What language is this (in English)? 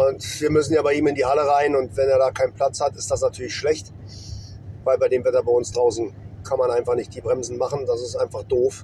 German